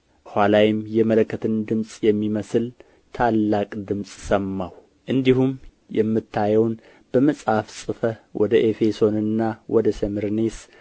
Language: Amharic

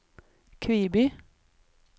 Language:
Norwegian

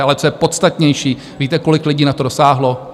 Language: Czech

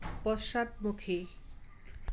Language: Assamese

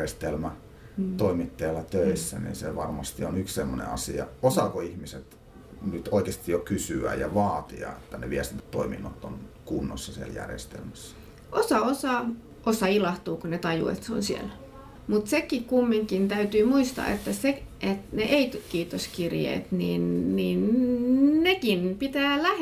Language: Finnish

